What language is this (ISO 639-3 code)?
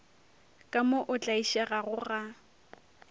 nso